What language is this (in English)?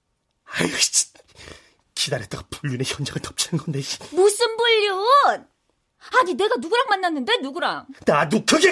Korean